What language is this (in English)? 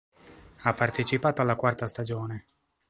Italian